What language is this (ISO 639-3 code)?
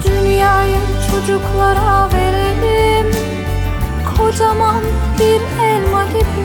tur